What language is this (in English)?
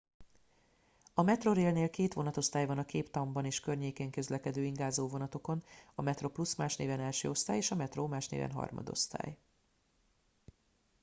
Hungarian